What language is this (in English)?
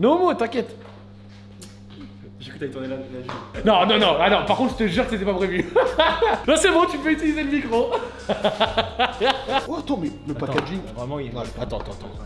French